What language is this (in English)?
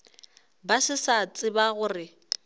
Northern Sotho